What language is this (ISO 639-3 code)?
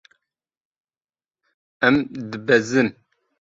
kur